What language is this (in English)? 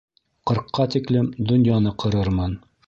Bashkir